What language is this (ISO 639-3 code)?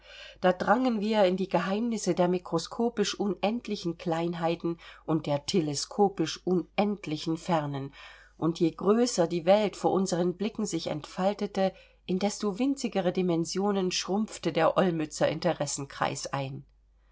deu